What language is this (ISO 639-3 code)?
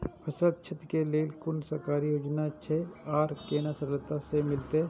mai